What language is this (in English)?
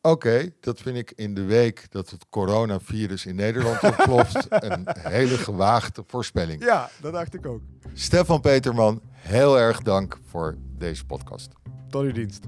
Dutch